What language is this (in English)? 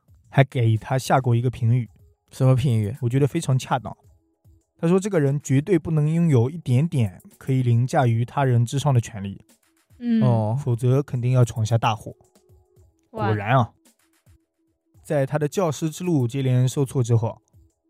Chinese